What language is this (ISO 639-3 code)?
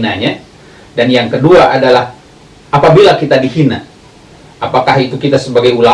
ind